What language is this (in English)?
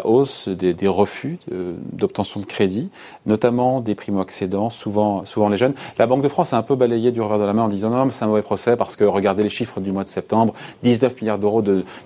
French